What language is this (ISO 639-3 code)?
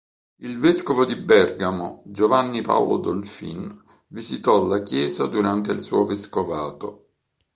ita